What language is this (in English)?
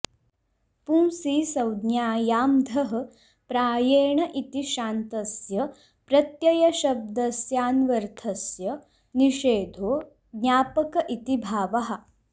Sanskrit